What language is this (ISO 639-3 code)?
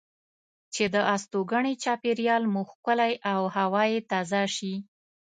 pus